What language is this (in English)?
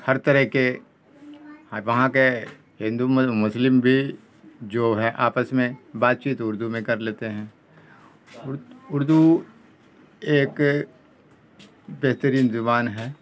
Urdu